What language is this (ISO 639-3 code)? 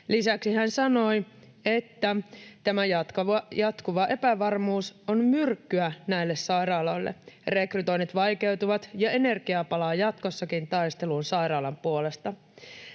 fin